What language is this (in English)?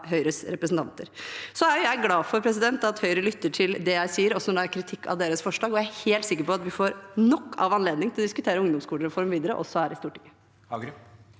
Norwegian